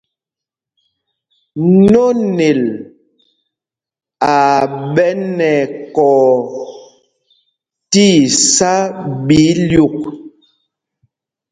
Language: Mpumpong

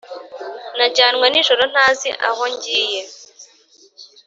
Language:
Kinyarwanda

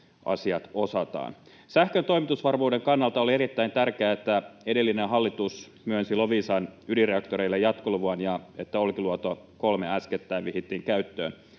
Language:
Finnish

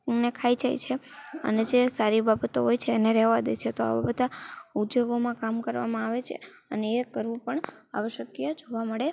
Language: Gujarati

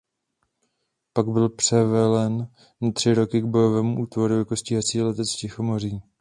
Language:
Czech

